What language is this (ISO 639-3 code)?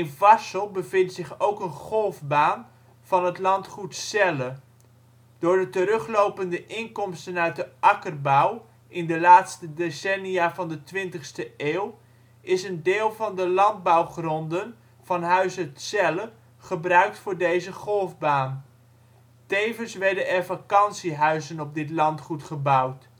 nld